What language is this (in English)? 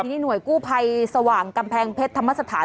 Thai